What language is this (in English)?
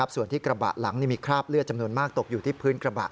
Thai